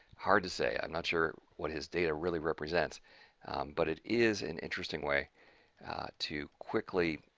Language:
English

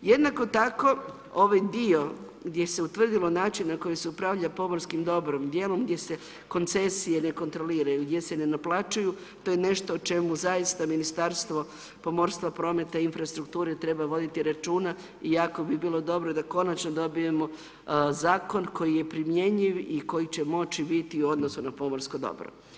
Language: Croatian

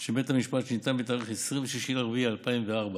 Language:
Hebrew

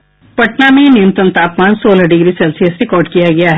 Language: Hindi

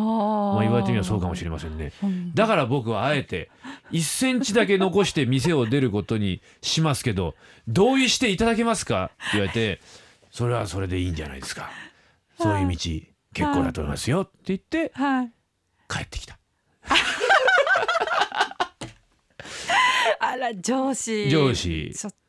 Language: Japanese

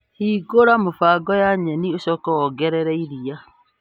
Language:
Kikuyu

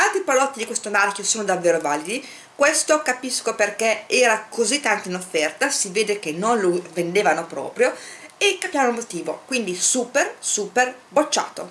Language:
Italian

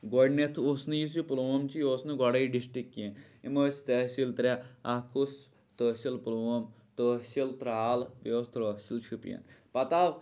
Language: Kashmiri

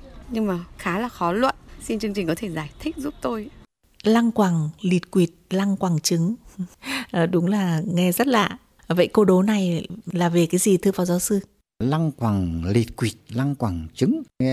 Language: Vietnamese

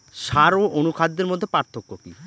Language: Bangla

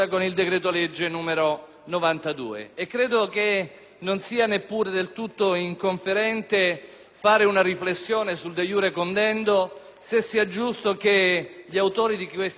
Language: Italian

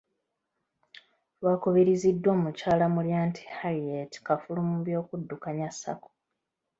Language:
Ganda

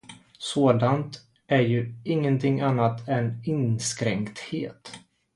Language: Swedish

